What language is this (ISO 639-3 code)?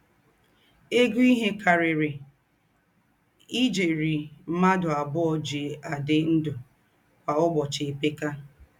ibo